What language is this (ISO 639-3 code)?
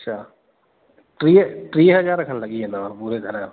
snd